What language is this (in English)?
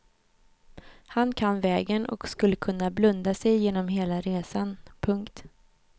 Swedish